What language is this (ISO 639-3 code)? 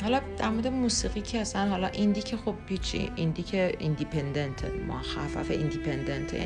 fas